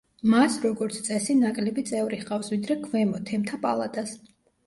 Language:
Georgian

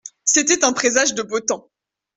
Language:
French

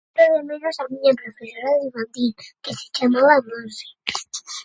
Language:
Galician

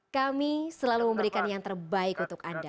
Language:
Indonesian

